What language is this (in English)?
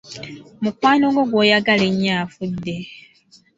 Ganda